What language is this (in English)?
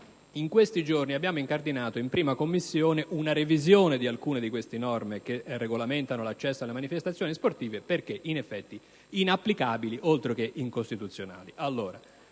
Italian